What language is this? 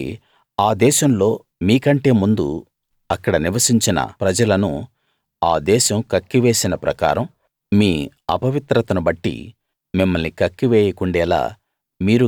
Telugu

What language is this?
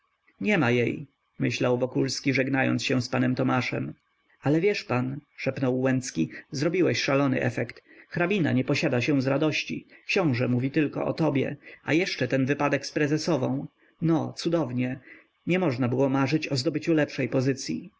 Polish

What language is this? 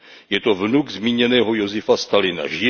Czech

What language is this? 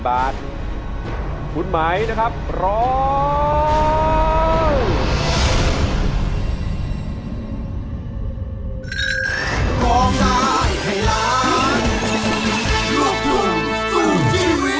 Thai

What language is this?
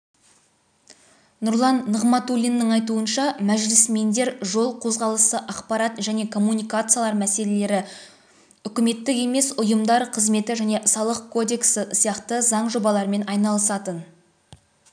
Kazakh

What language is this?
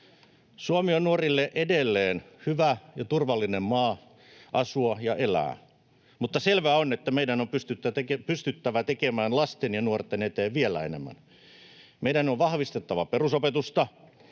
Finnish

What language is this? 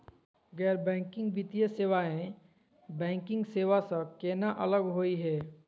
Magahi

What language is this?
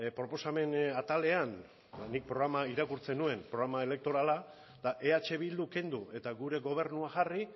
Basque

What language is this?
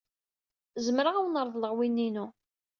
Kabyle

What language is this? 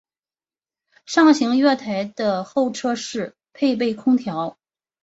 Chinese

